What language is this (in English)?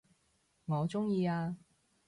Cantonese